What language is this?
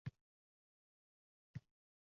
Uzbek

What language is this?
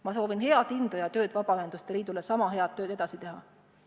Estonian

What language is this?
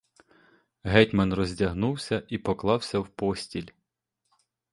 Ukrainian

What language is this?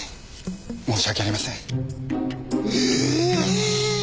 Japanese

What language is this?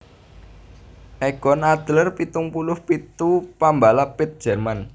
Javanese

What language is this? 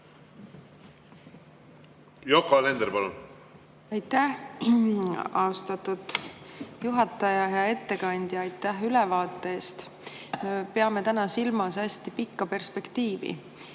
Estonian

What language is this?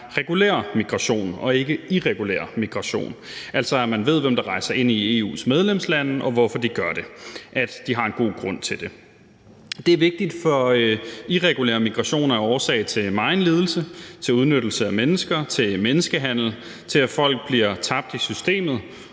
Danish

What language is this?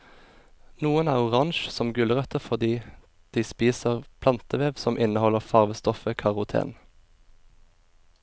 Norwegian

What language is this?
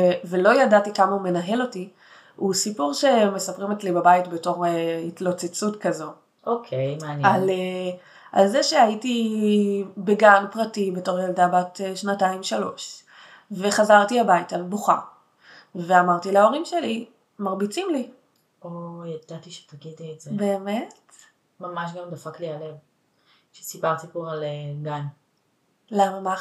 Hebrew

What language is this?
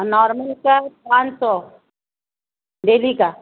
Urdu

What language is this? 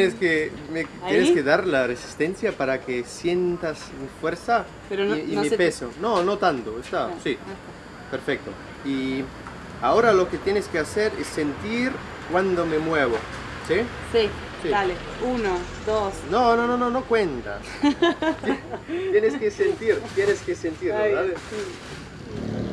Spanish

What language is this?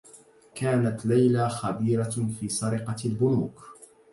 Arabic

